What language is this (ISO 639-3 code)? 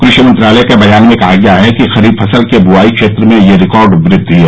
hin